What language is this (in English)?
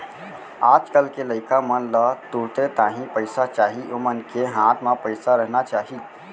Chhattisgarhi